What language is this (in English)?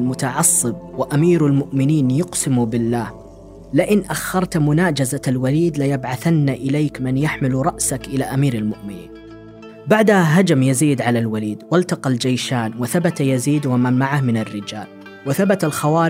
Arabic